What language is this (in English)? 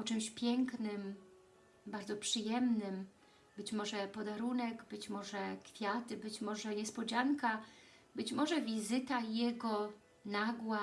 Polish